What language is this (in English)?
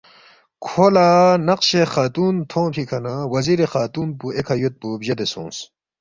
Balti